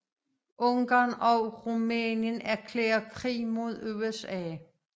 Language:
Danish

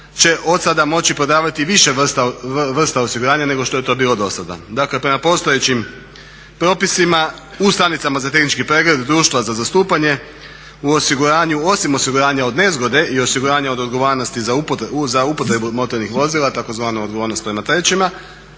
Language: Croatian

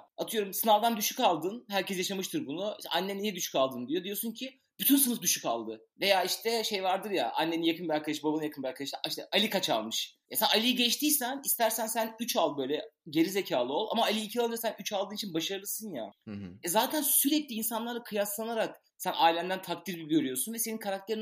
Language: Turkish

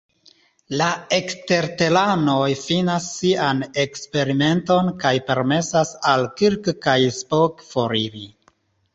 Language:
Esperanto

